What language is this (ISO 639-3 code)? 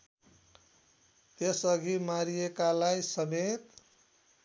nep